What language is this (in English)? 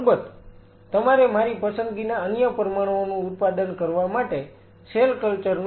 Gujarati